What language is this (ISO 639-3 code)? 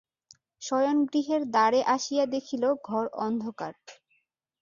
ben